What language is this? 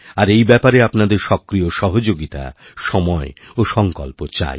Bangla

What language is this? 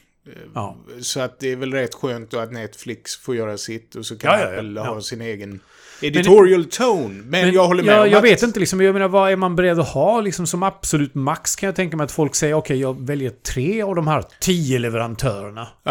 Swedish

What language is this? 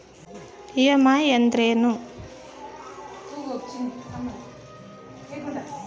Kannada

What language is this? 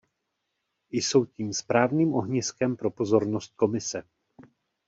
Czech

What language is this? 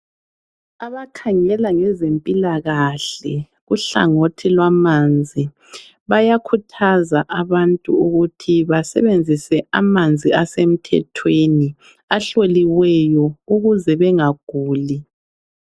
North Ndebele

